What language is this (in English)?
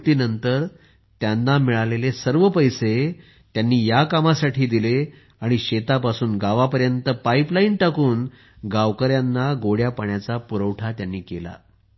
Marathi